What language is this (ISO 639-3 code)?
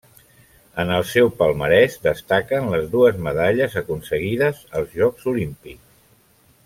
cat